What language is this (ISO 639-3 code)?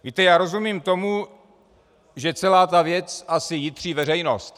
ces